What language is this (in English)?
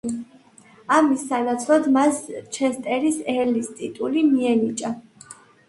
Georgian